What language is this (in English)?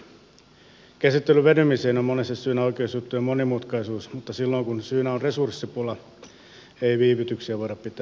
Finnish